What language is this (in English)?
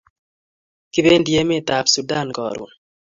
Kalenjin